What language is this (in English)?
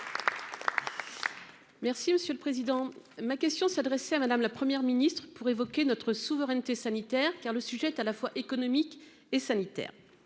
French